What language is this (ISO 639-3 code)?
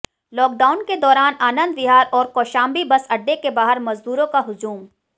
hin